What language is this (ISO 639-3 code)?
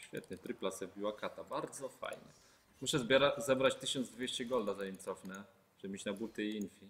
pol